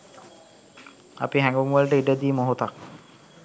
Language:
Sinhala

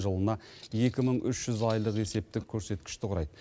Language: Kazakh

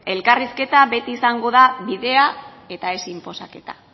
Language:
Basque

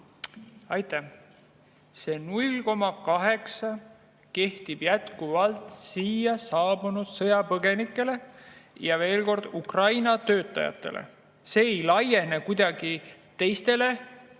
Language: Estonian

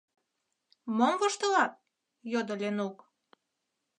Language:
Mari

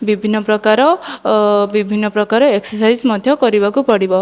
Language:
Odia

